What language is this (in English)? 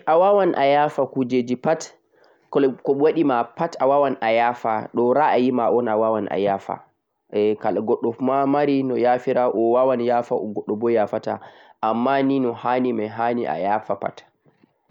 Central-Eastern Niger Fulfulde